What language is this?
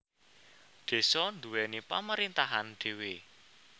Javanese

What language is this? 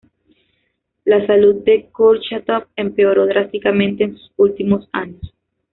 Spanish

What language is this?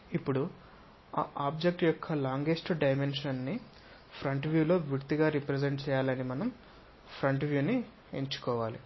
Telugu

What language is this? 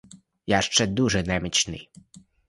Ukrainian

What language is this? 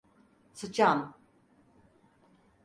Turkish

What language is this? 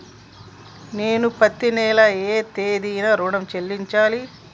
Telugu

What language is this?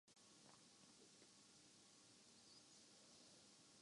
Urdu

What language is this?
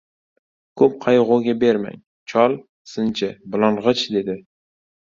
Uzbek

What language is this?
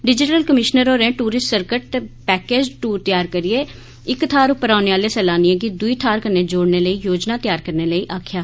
Dogri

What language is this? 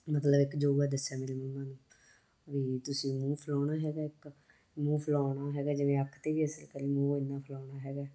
Punjabi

